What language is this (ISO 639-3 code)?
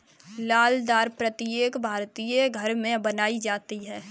hin